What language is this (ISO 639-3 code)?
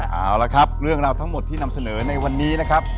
tha